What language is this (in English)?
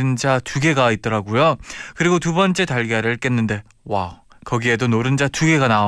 Korean